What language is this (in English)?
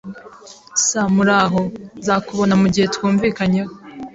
Kinyarwanda